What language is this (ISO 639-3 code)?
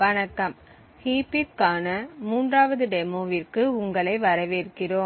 tam